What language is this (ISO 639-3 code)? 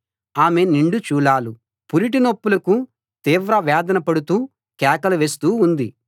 tel